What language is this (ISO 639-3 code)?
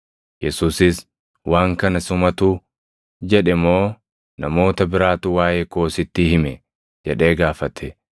orm